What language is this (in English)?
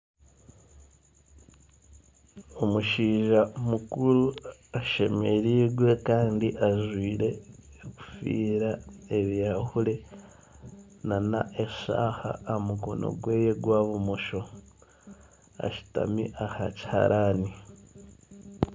Nyankole